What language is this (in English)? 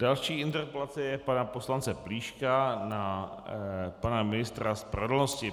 Czech